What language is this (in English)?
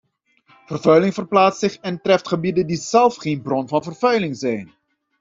Dutch